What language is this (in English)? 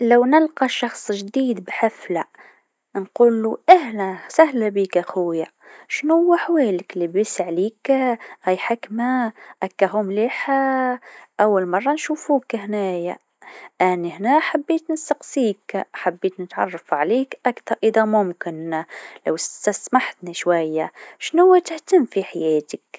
Tunisian Arabic